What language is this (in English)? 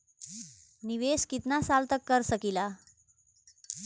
Bhojpuri